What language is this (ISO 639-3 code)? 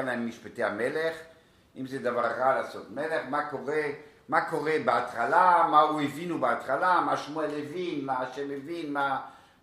heb